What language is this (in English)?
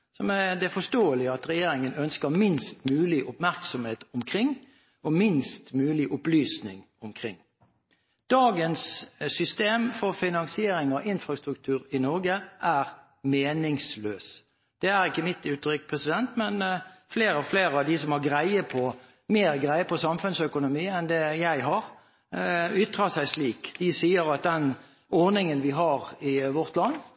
Norwegian Bokmål